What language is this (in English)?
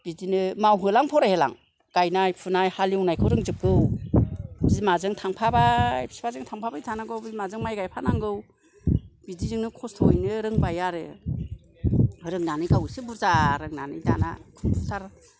Bodo